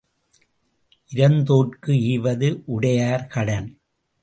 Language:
Tamil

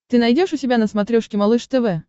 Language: Russian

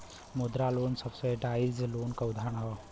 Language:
Bhojpuri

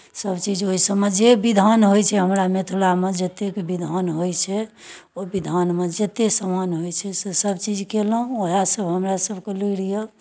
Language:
Maithili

